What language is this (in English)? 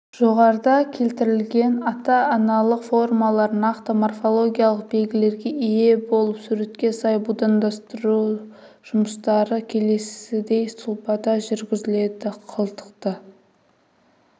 Kazakh